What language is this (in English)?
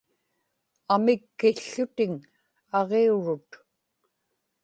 Inupiaq